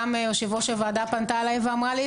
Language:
Hebrew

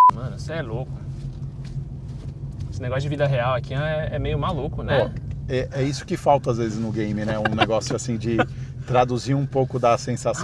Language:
Portuguese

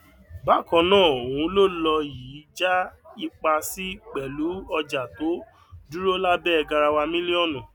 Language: Yoruba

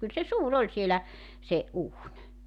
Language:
Finnish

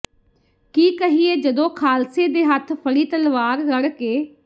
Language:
Punjabi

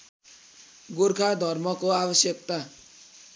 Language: Nepali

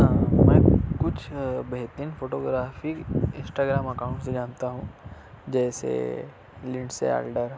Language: Urdu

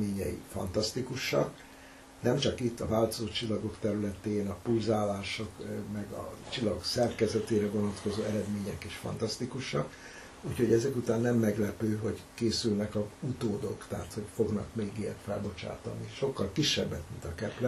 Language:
Hungarian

